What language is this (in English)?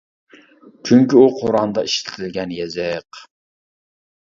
Uyghur